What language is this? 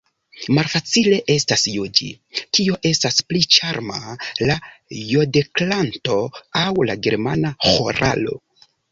Esperanto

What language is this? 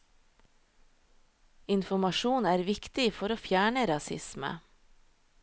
Norwegian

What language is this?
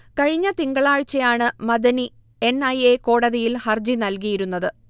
Malayalam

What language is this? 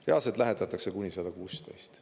Estonian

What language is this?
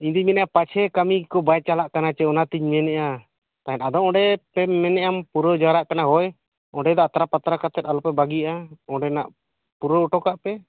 Santali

